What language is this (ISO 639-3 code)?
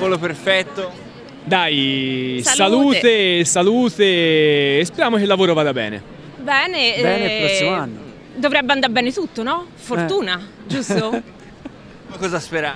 ita